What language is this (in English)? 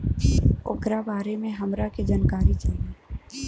Bhojpuri